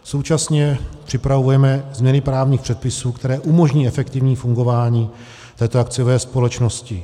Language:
Czech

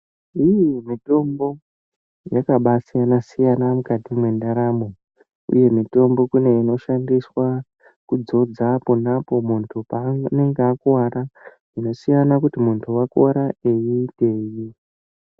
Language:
Ndau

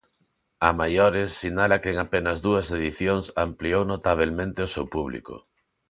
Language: Galician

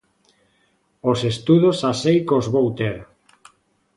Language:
Galician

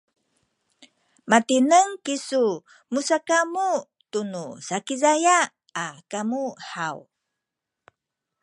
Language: Sakizaya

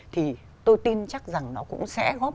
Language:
Vietnamese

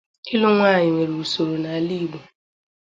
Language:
Igbo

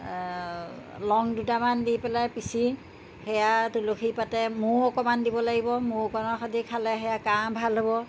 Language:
Assamese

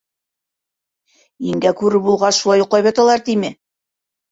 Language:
Bashkir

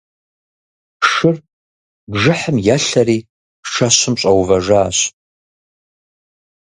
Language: Kabardian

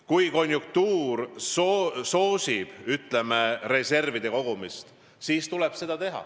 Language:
Estonian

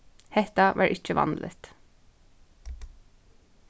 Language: Faroese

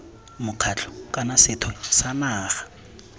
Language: Tswana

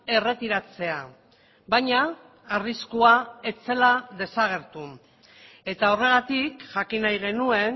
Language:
Basque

